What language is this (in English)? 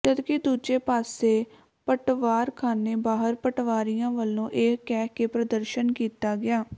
Punjabi